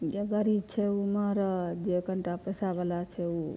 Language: Maithili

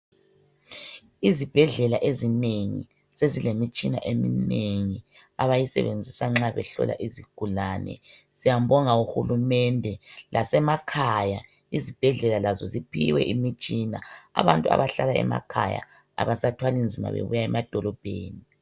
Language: North Ndebele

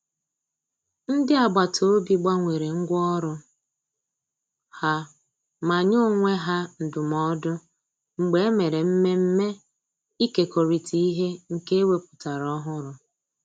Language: Igbo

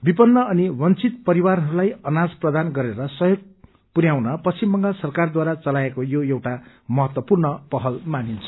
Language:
Nepali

